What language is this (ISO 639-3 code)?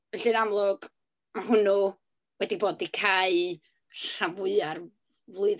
cym